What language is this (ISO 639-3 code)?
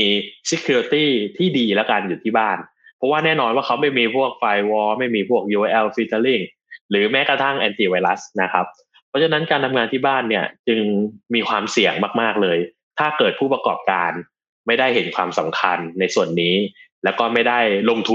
tha